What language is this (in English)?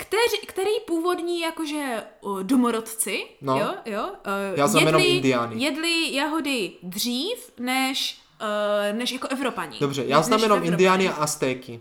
Czech